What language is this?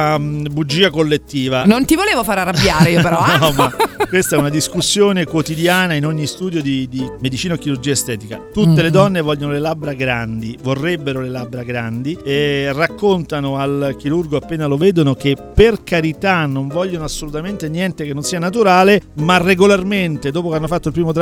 Italian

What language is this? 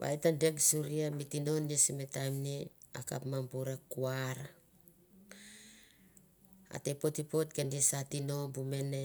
Mandara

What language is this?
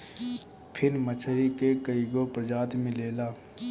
Bhojpuri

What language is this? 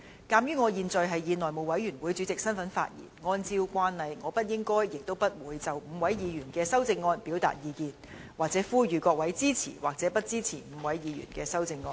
Cantonese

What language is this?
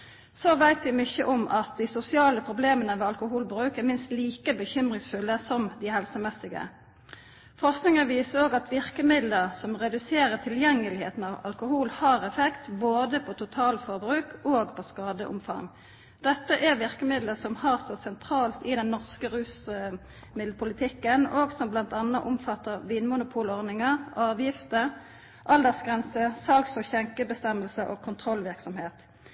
Norwegian Nynorsk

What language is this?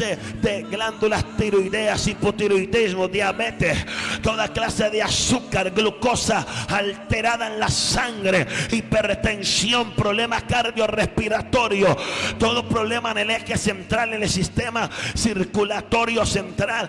Spanish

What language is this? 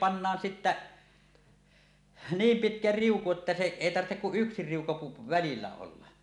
Finnish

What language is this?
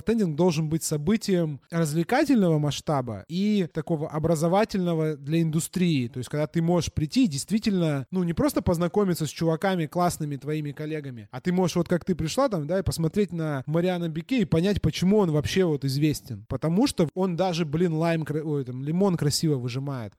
Russian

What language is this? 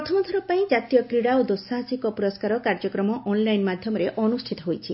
Odia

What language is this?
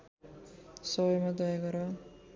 Nepali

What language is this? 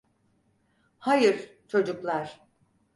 Turkish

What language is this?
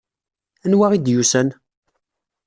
Kabyle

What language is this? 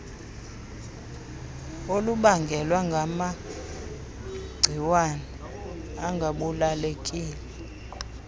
Xhosa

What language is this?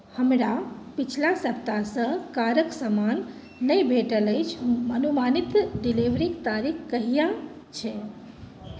Maithili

